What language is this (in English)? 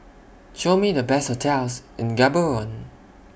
English